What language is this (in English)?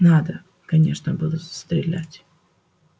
Russian